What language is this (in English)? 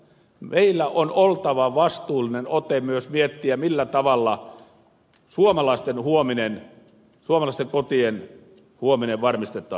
Finnish